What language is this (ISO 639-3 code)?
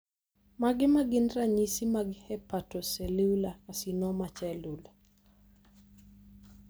luo